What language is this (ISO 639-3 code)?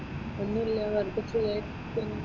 mal